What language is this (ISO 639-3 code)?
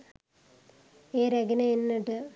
sin